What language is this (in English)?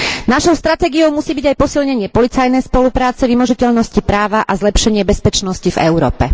Slovak